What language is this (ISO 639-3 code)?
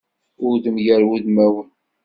kab